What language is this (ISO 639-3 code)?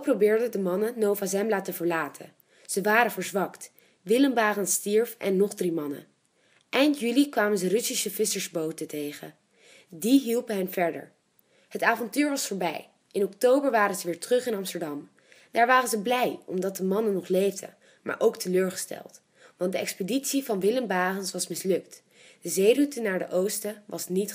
nld